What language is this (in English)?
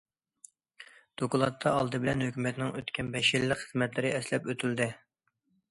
Uyghur